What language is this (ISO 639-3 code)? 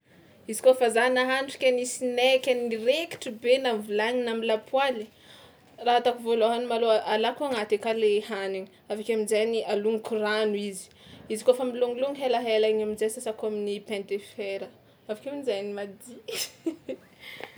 xmw